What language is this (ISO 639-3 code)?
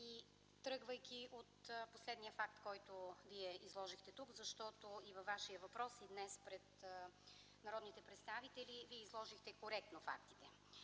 bul